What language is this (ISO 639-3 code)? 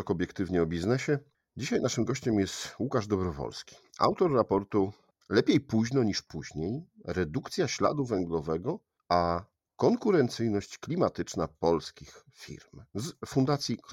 pol